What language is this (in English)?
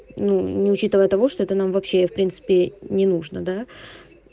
Russian